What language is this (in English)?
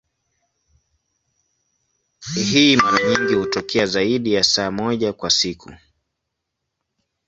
Swahili